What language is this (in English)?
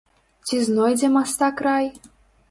Belarusian